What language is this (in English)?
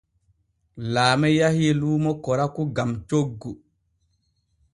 Borgu Fulfulde